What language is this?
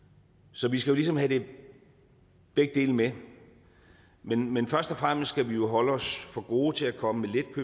Danish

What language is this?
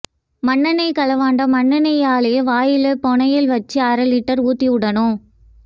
Tamil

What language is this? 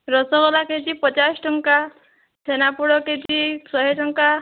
Odia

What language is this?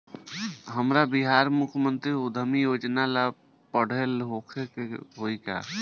Bhojpuri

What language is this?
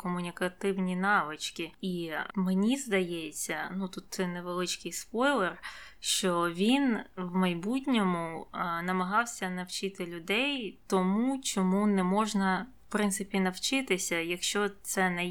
Ukrainian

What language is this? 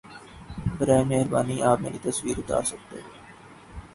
Urdu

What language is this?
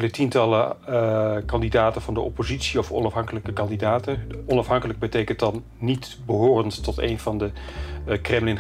Dutch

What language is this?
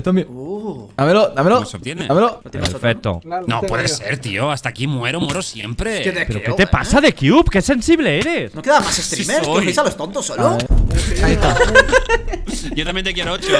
Spanish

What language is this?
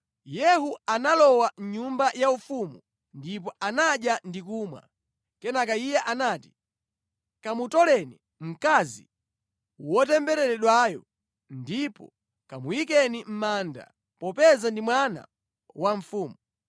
Nyanja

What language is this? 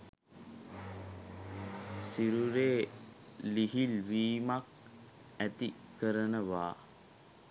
Sinhala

